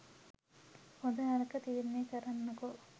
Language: Sinhala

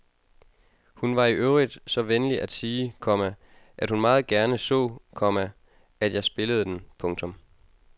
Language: Danish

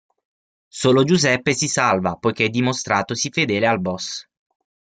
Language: Italian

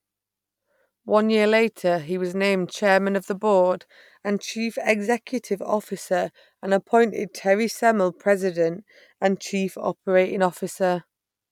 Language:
English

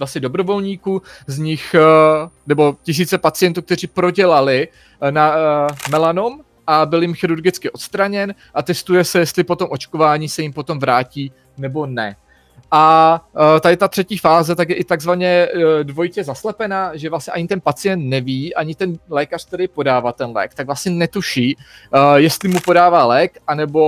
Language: Czech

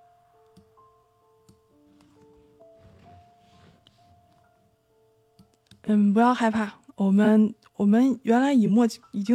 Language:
Chinese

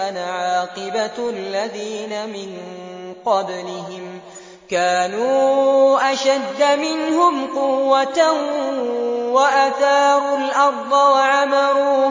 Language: Arabic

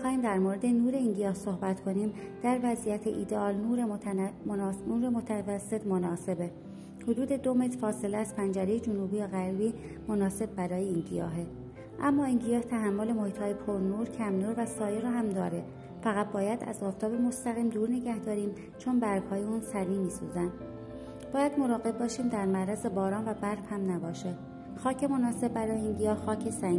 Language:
Persian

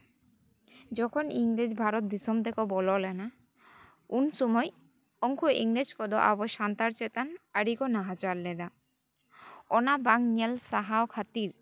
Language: Santali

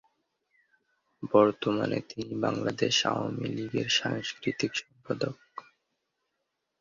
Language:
Bangla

